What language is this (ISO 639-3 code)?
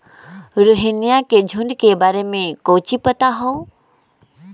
mag